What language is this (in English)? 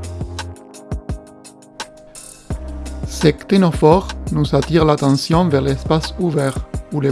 French